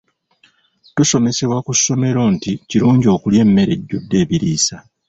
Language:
Ganda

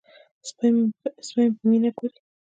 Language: Pashto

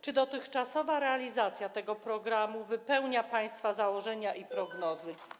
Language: Polish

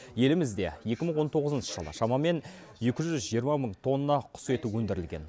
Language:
Kazakh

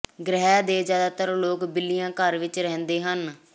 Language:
Punjabi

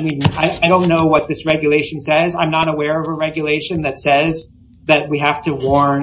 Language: English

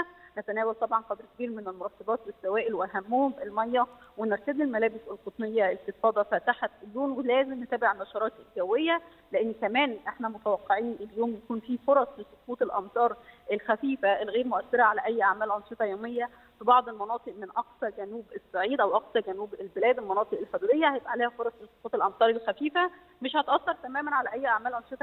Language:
Arabic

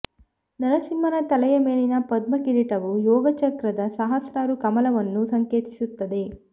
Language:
Kannada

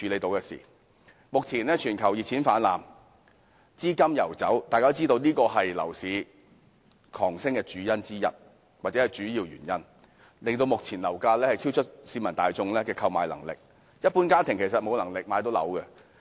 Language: Cantonese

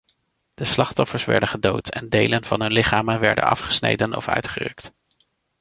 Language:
Dutch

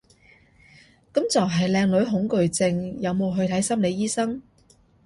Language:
Cantonese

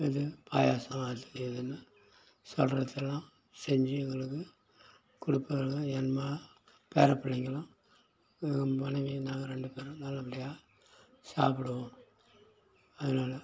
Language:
Tamil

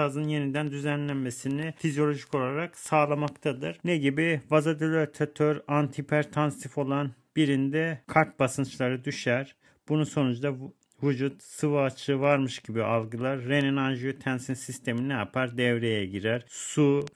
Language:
Turkish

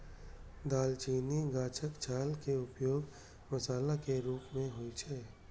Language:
Maithili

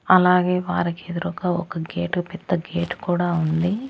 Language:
Telugu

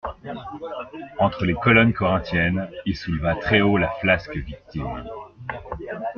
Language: French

